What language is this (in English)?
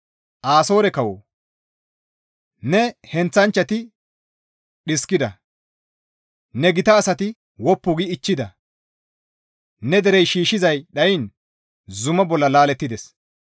Gamo